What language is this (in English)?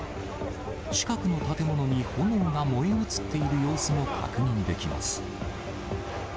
Japanese